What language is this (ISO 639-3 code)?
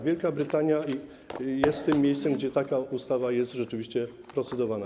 pol